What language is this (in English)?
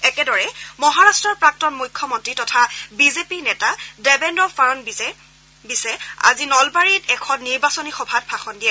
Assamese